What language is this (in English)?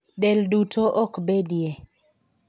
Luo (Kenya and Tanzania)